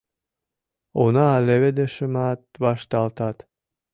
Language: Mari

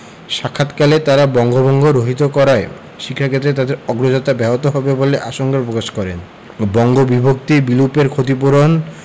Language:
Bangla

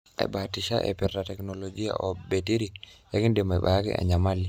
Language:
Masai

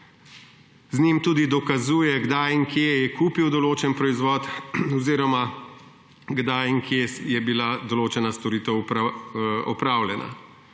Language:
Slovenian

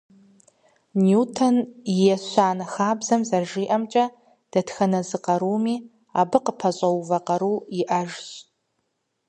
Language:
Kabardian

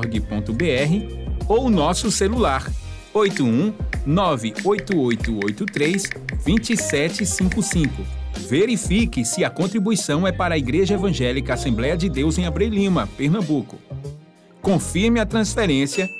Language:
Portuguese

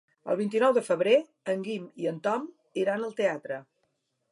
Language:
Catalan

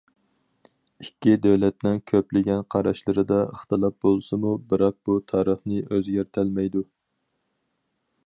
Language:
Uyghur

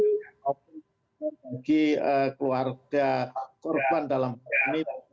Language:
Indonesian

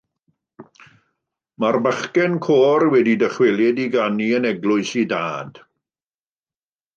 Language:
Welsh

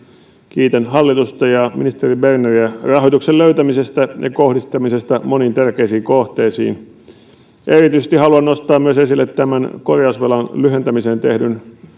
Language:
Finnish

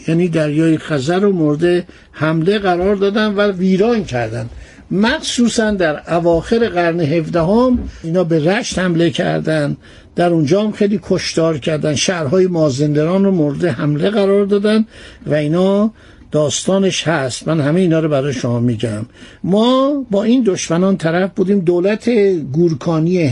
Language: Persian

